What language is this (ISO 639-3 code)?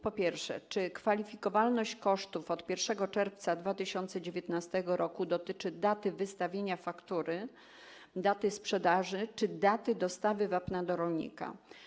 pol